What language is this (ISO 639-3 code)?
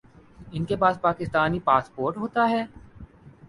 urd